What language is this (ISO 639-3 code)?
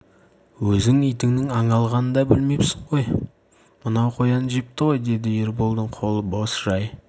kaz